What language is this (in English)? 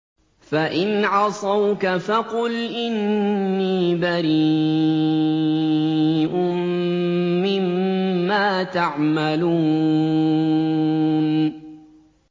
Arabic